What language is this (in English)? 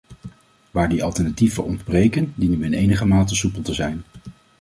Dutch